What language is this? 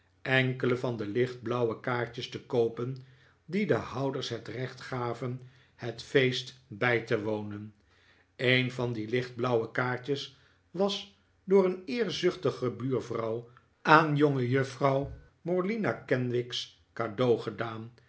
Dutch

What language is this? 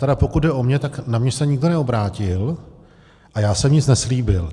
Czech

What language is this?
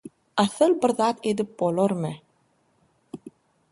Turkmen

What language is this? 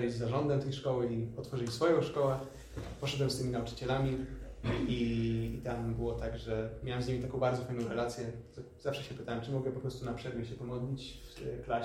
Polish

